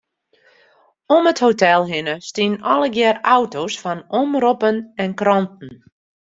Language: Western Frisian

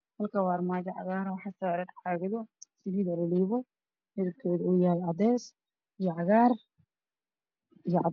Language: Somali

